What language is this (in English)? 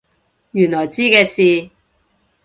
Cantonese